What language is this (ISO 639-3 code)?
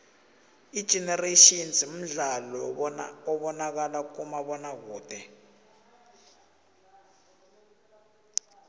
nbl